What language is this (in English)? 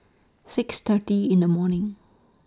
English